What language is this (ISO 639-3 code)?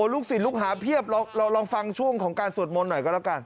tha